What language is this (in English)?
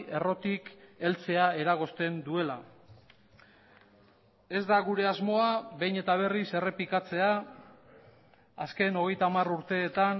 Basque